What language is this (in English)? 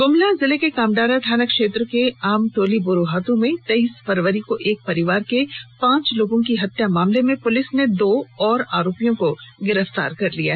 Hindi